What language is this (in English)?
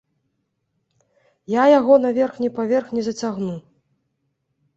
Belarusian